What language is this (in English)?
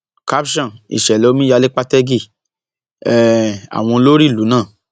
Yoruba